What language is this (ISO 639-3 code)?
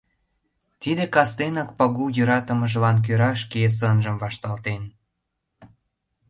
chm